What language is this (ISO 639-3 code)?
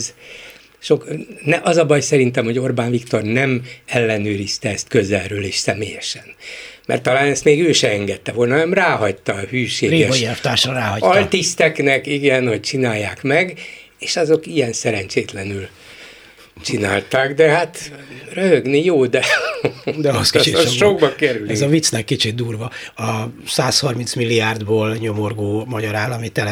hun